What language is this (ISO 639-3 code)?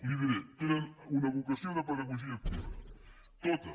cat